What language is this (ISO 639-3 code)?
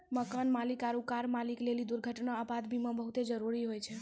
mai